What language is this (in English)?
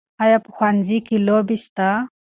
Pashto